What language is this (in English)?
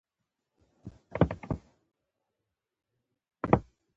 Pashto